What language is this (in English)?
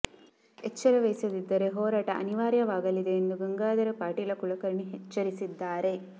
Kannada